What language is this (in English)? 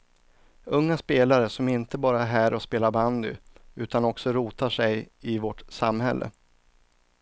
Swedish